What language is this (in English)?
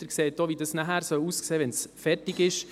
Swiss German